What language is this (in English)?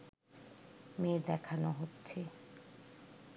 Bangla